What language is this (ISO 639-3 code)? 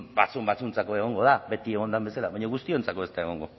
eus